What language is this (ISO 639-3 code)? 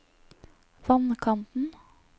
nor